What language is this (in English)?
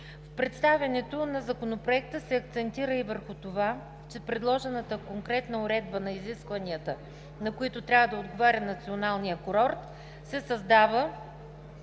Bulgarian